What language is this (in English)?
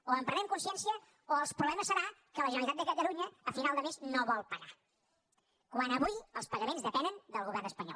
Catalan